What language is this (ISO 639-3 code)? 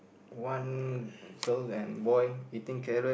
eng